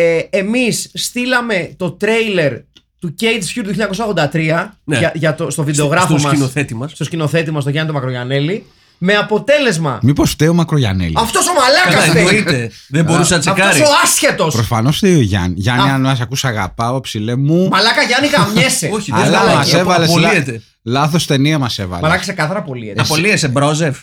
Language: Greek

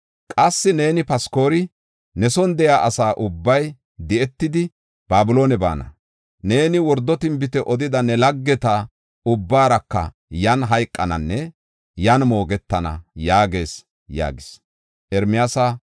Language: Gofa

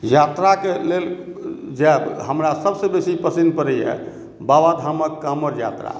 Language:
Maithili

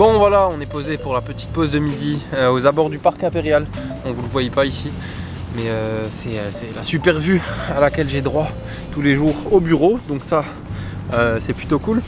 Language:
French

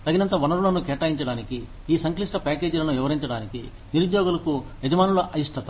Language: Telugu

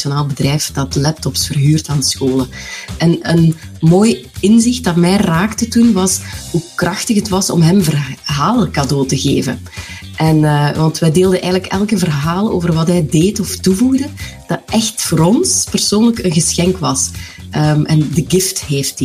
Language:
Dutch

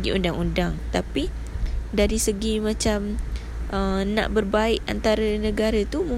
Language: Malay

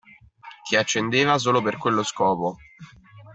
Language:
Italian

